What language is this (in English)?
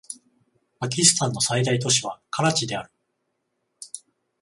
Japanese